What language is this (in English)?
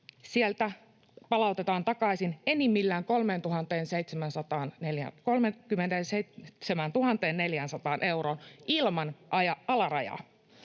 Finnish